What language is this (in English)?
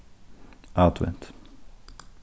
Faroese